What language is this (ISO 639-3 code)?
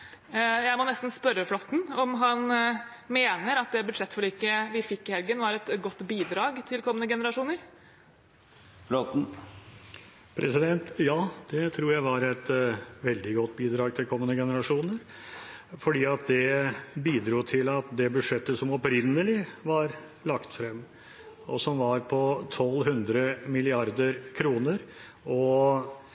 nob